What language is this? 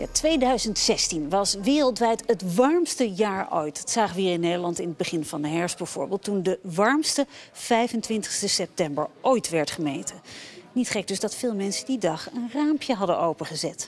Dutch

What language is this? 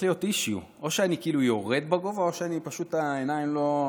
Hebrew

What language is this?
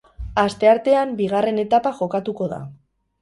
Basque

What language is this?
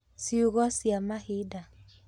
Kikuyu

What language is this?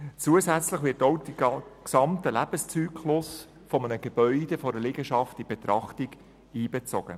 Swiss German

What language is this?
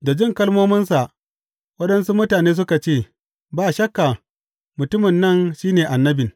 Hausa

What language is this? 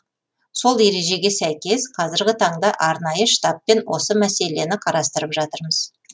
Kazakh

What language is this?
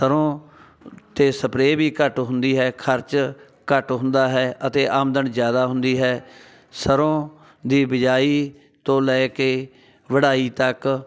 Punjabi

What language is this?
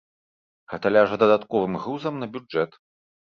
Belarusian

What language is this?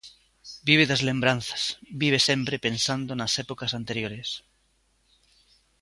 Galician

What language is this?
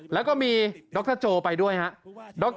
Thai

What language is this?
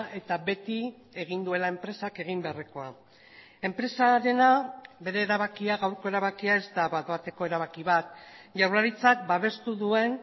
Basque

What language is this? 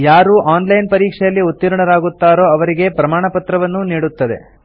Kannada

